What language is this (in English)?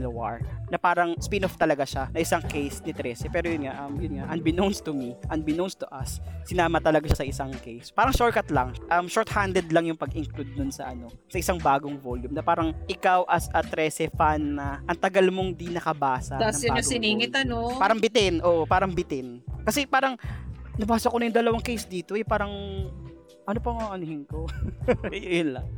Filipino